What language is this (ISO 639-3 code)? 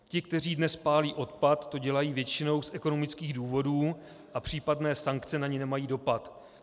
ces